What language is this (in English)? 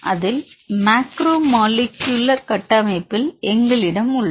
Tamil